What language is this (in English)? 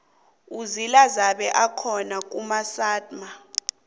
South Ndebele